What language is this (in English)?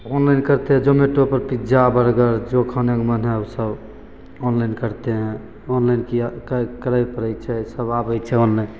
Maithili